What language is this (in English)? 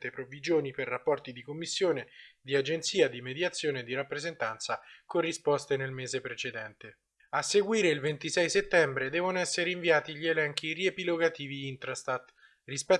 Italian